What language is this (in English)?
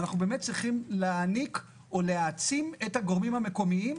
Hebrew